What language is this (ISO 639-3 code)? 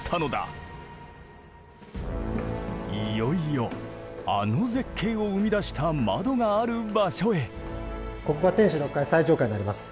jpn